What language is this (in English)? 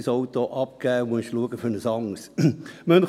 Swiss German